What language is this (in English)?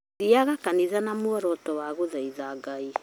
Kikuyu